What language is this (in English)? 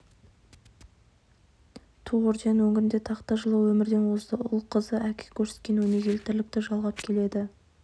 Kazakh